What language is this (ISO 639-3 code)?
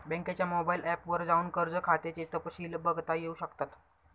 mar